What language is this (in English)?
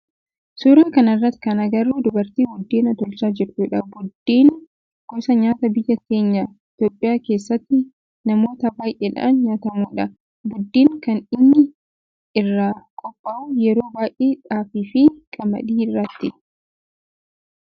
Oromo